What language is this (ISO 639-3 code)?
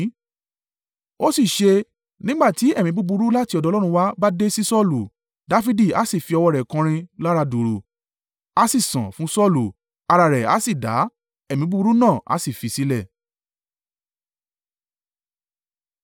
yor